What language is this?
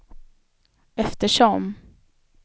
Swedish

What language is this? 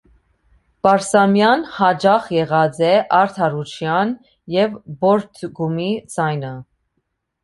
Armenian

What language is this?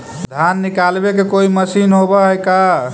Magahi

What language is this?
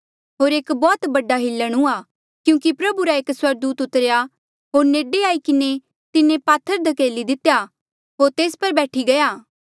Mandeali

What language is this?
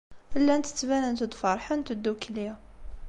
Kabyle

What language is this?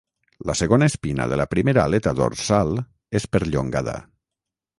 Catalan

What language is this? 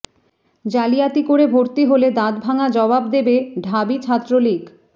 Bangla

